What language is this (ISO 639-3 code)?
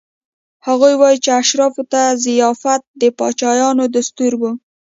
pus